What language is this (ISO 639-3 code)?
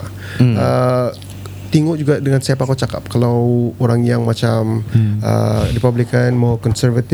msa